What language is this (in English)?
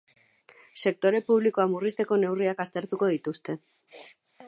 Basque